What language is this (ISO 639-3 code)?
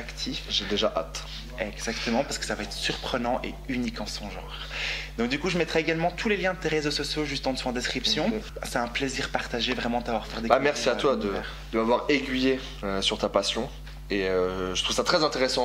fra